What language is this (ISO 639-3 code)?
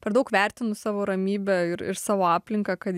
lit